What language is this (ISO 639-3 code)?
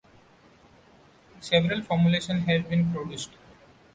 eng